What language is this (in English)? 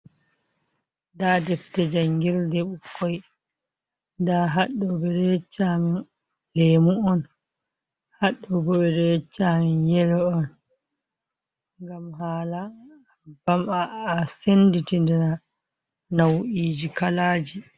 Fula